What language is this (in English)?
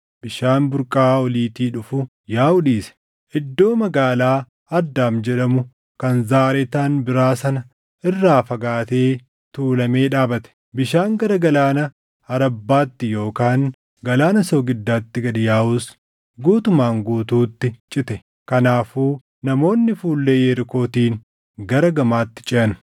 Oromo